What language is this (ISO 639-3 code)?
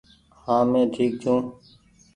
gig